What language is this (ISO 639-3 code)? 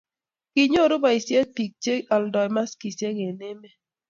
kln